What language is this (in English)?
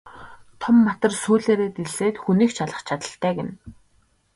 Mongolian